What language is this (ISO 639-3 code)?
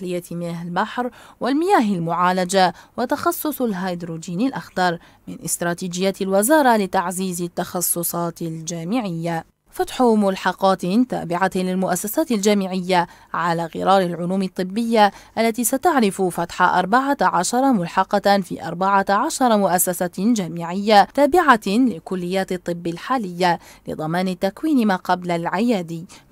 ara